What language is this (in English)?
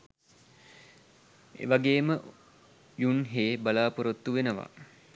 Sinhala